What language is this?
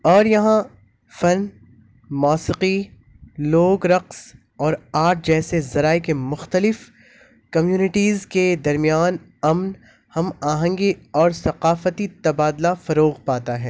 Urdu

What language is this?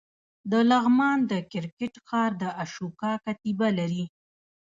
Pashto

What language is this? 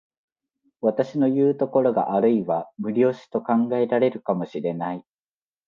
Japanese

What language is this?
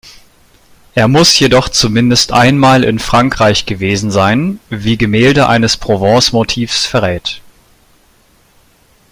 German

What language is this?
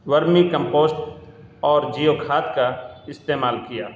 Urdu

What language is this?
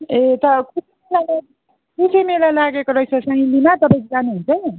Nepali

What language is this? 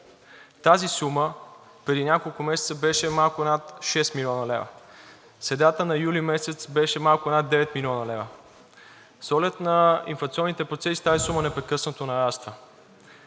Bulgarian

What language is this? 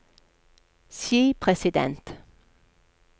Norwegian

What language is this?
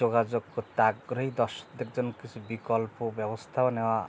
Bangla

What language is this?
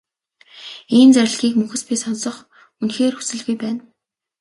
Mongolian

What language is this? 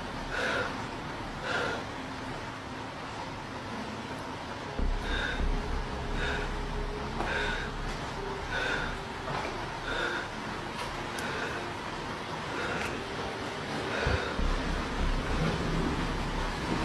Arabic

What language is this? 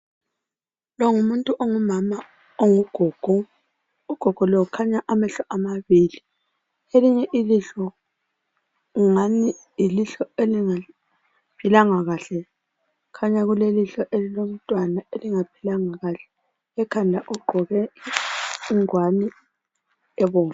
North Ndebele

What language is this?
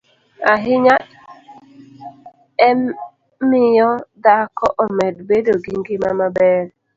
Luo (Kenya and Tanzania)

